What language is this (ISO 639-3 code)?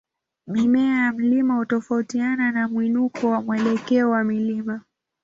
swa